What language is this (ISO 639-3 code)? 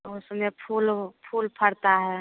hin